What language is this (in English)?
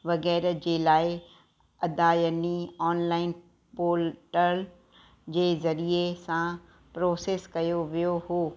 Sindhi